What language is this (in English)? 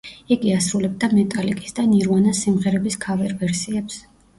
Georgian